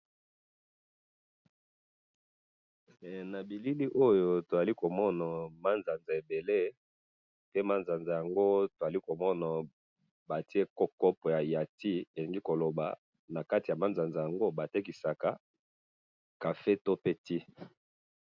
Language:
Lingala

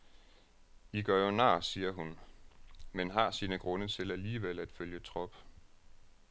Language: Danish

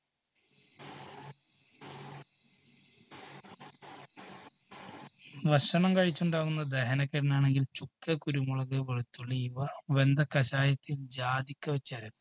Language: Malayalam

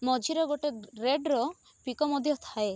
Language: Odia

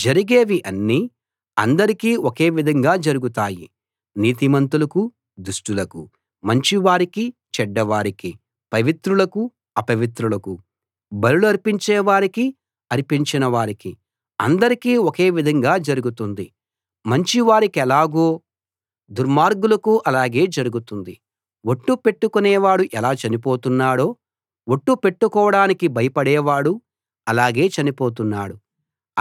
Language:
Telugu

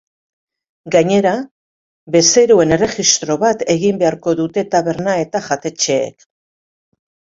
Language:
Basque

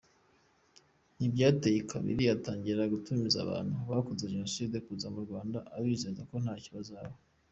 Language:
Kinyarwanda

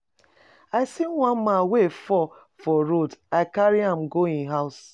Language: Nigerian Pidgin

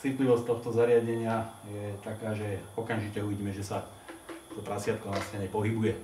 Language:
Slovak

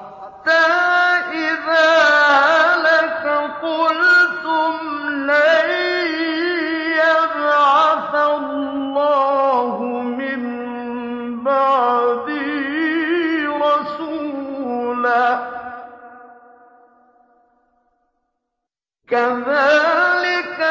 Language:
Arabic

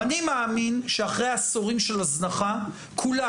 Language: Hebrew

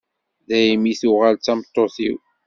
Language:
Kabyle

